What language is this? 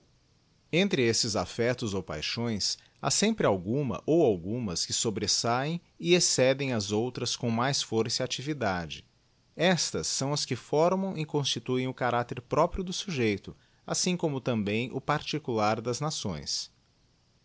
Portuguese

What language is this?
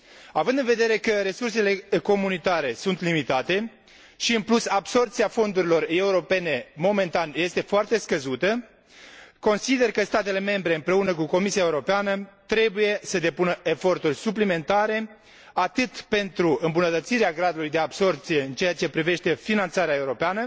Romanian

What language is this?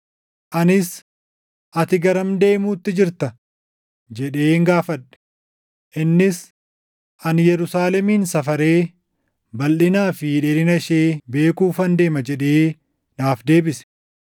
Oromo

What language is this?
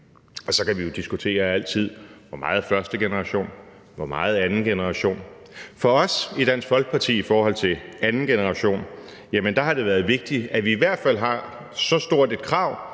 Danish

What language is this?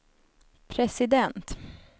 Swedish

